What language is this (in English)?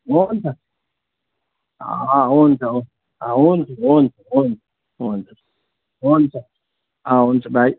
Nepali